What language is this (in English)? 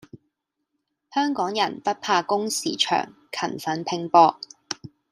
Cantonese